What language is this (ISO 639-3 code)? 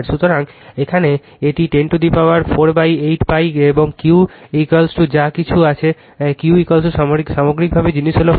ben